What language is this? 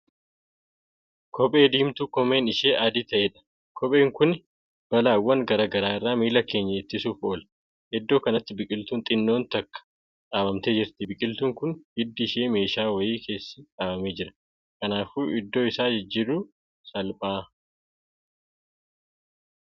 Oromo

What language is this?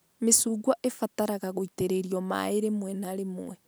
Kikuyu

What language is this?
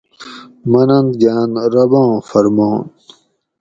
Gawri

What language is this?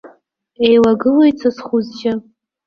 Abkhazian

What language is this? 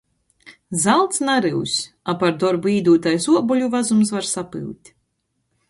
Latgalian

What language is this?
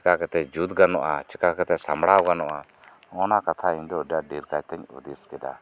Santali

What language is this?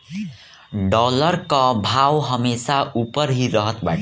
Bhojpuri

